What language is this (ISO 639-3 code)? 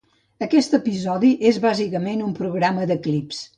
cat